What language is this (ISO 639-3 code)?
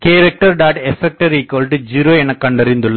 tam